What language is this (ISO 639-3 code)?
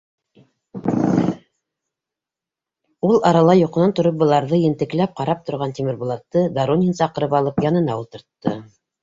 bak